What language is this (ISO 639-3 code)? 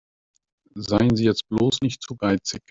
deu